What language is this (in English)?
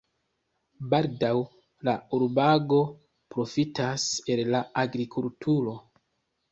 Esperanto